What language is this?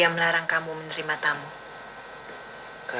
Indonesian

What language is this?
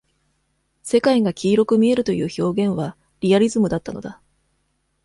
Japanese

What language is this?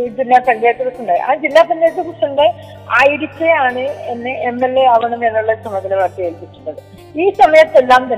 Malayalam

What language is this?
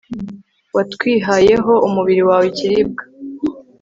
Kinyarwanda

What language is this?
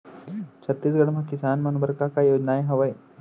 Chhattisgarhi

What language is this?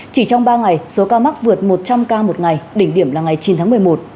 Vietnamese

